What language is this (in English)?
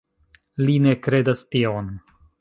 Esperanto